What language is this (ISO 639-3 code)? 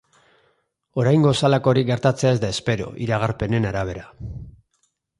eus